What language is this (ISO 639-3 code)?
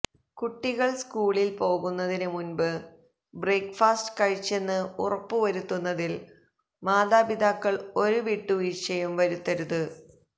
mal